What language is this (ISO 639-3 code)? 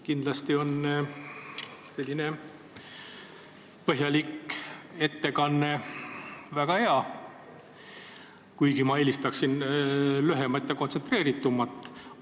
est